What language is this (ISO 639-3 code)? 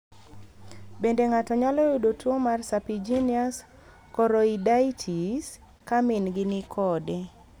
luo